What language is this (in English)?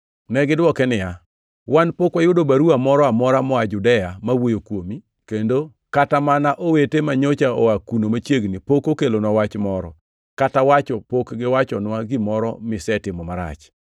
Luo (Kenya and Tanzania)